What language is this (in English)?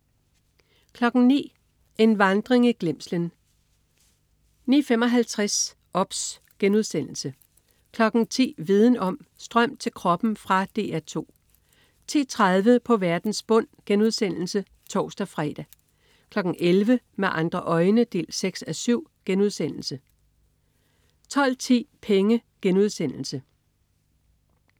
Danish